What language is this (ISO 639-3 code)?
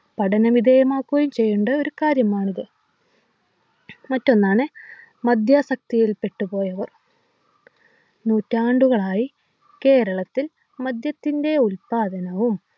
mal